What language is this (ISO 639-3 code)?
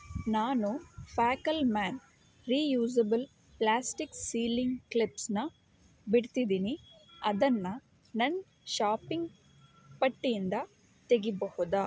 kan